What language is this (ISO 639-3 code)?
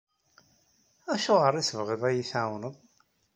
kab